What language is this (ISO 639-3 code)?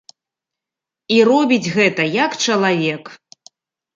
bel